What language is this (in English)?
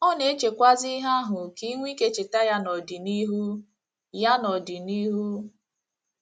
Igbo